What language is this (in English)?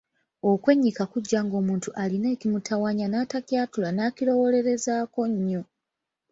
Ganda